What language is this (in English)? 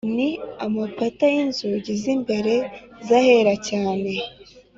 Kinyarwanda